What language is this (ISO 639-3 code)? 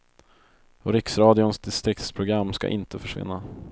swe